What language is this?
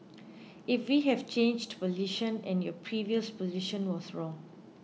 English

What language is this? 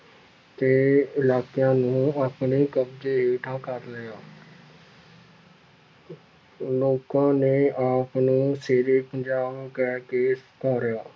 Punjabi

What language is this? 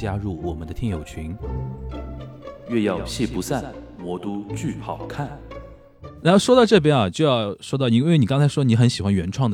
Chinese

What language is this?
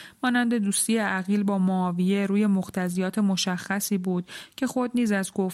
Persian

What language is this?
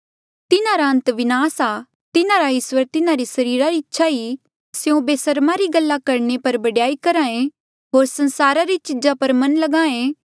Mandeali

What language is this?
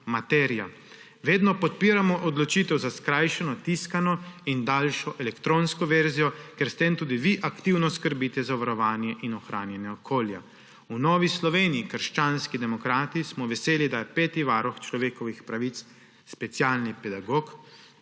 Slovenian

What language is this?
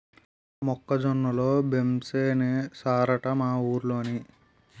Telugu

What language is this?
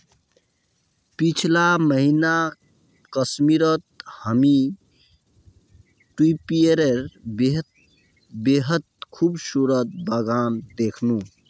Magahi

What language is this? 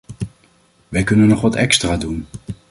Dutch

